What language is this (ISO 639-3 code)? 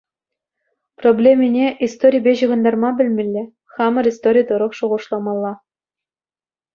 chv